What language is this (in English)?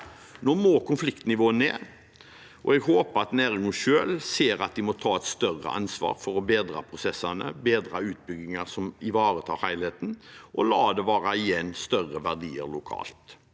Norwegian